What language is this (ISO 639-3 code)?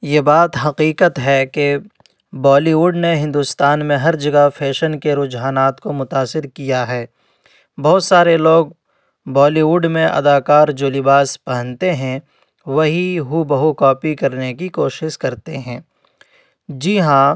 urd